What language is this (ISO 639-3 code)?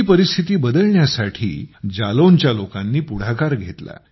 mar